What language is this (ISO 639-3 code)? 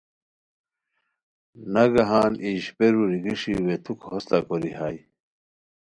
khw